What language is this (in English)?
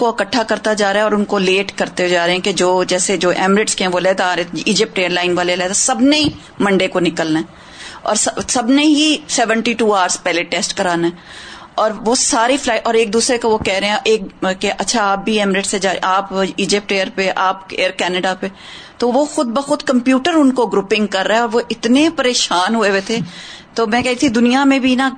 Urdu